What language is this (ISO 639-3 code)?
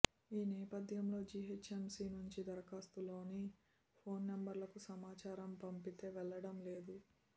tel